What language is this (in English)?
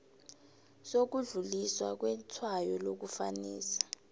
South Ndebele